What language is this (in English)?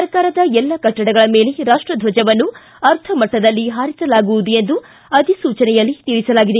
Kannada